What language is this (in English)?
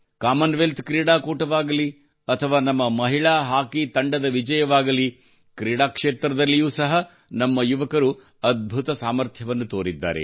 Kannada